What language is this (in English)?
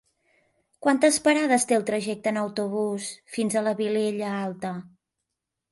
Catalan